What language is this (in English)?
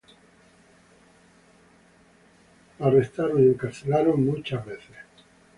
Spanish